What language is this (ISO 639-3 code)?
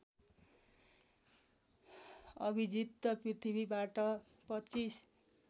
nep